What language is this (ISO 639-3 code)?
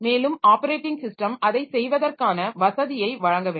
tam